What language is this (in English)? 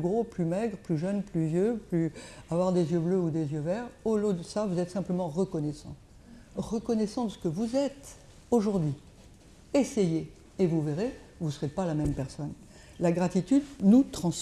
French